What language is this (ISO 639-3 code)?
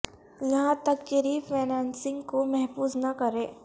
urd